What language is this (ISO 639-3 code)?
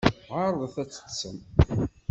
kab